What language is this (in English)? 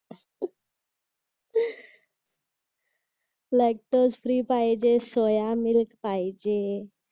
Marathi